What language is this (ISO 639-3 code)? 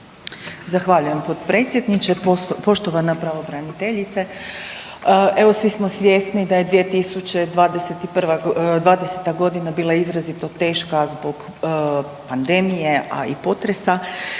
hrv